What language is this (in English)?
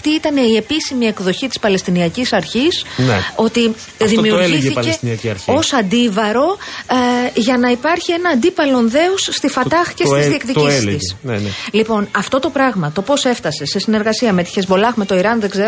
Greek